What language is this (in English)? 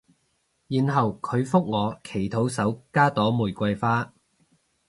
Cantonese